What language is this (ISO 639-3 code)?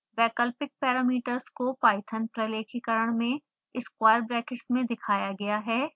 hin